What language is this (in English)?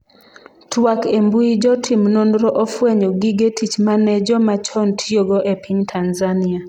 Luo (Kenya and Tanzania)